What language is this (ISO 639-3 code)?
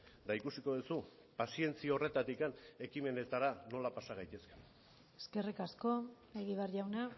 eus